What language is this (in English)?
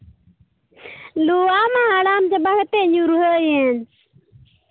Santali